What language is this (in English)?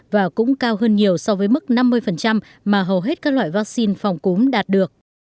Vietnamese